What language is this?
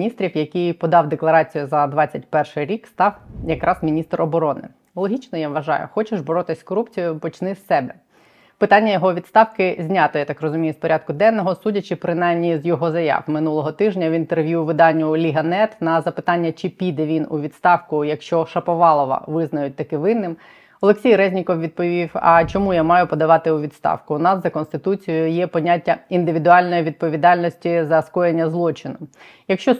Ukrainian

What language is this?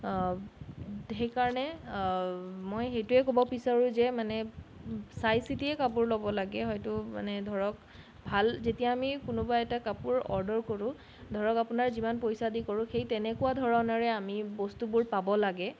Assamese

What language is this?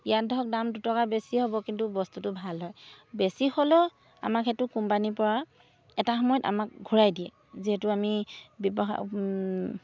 Assamese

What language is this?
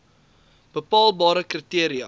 Afrikaans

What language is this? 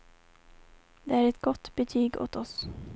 Swedish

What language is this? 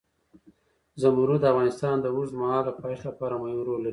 Pashto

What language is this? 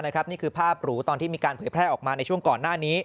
Thai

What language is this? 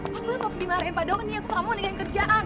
Indonesian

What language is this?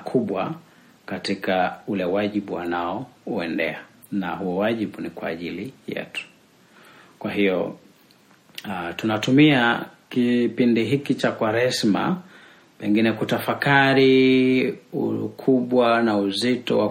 Swahili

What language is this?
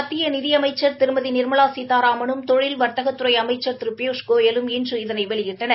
Tamil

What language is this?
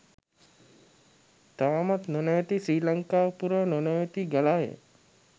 Sinhala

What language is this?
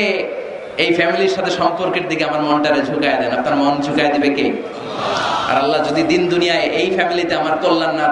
Arabic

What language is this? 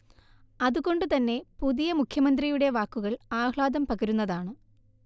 Malayalam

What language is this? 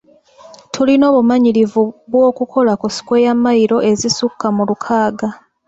Ganda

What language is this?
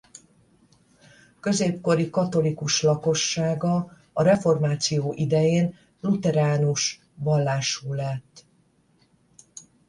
Hungarian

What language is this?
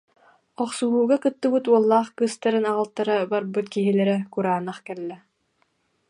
Yakut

